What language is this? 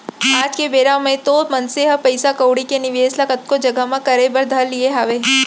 Chhattisgarhi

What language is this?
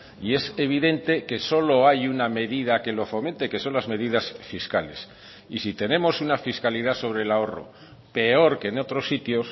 Spanish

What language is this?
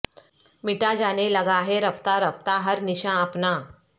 Urdu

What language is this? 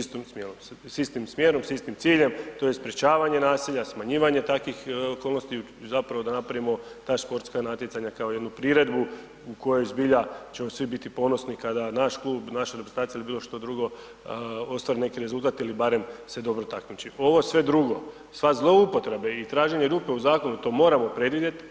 Croatian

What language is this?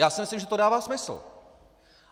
Czech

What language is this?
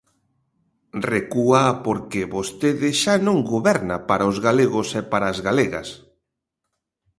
Galician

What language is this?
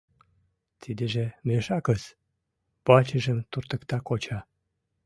Mari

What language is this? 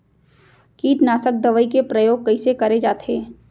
Chhattisgarhi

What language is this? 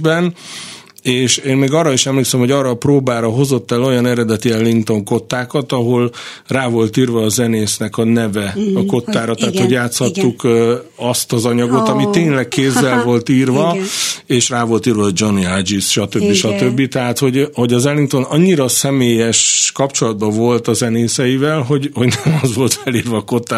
Hungarian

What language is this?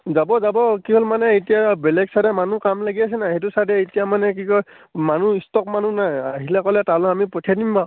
Assamese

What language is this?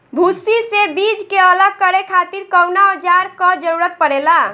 Bhojpuri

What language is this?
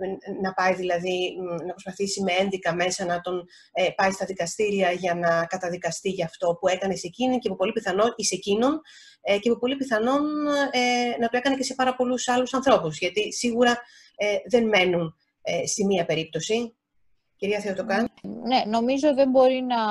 Greek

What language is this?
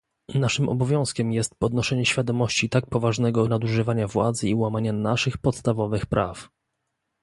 Polish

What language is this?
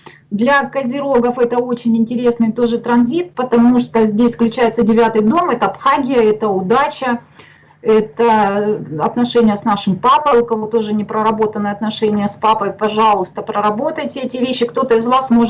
Russian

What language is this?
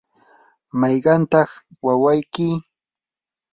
Yanahuanca Pasco Quechua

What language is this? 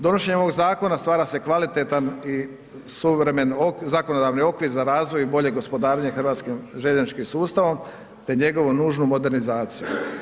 Croatian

